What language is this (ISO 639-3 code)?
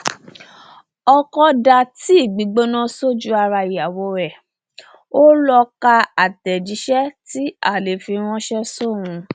yor